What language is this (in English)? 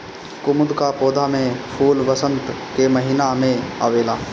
Bhojpuri